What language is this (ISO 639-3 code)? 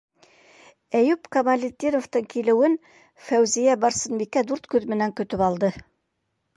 bak